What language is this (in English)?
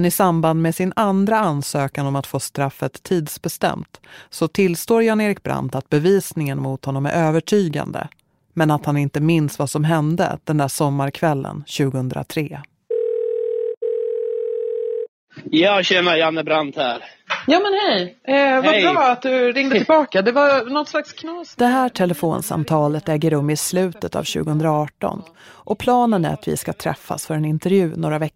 Swedish